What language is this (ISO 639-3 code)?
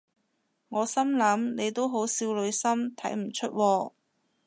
yue